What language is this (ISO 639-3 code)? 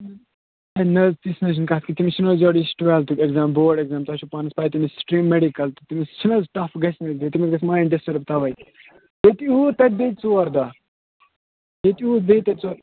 kas